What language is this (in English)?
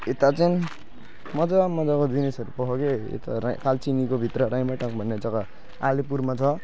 Nepali